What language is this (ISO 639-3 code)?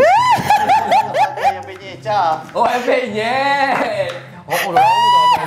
msa